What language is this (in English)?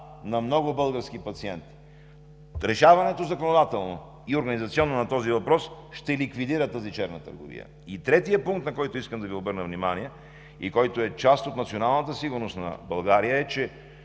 Bulgarian